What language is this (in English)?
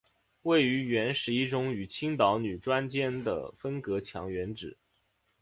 Chinese